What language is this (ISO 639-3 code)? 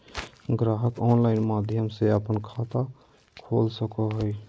mag